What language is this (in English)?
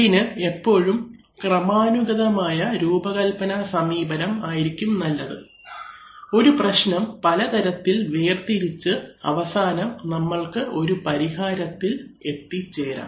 Malayalam